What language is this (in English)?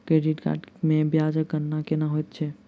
Maithili